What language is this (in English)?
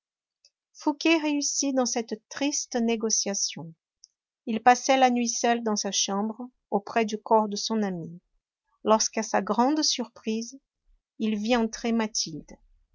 French